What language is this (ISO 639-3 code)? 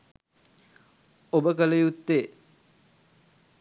sin